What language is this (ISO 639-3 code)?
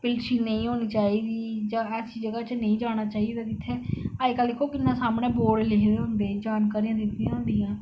doi